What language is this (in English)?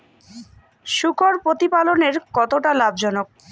Bangla